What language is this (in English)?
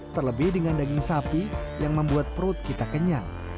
Indonesian